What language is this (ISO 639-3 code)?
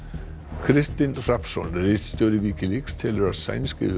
isl